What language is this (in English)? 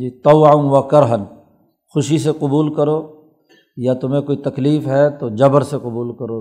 Urdu